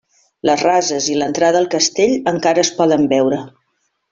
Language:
Catalan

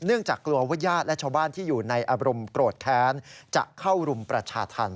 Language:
Thai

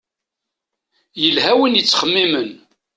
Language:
Kabyle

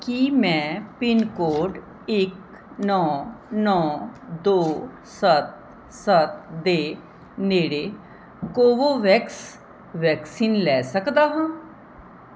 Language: Punjabi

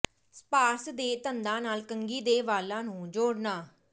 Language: Punjabi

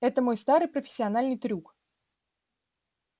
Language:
Russian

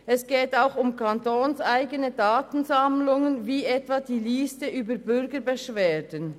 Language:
Swiss German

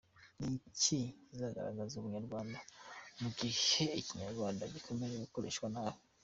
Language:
Kinyarwanda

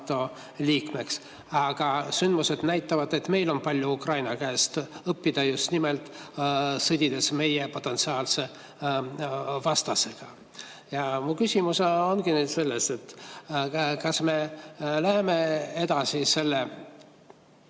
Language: Estonian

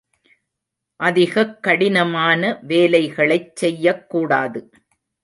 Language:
Tamil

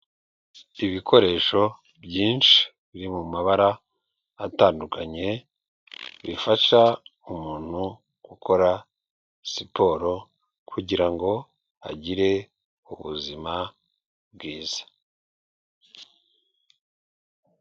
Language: Kinyarwanda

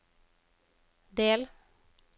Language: Norwegian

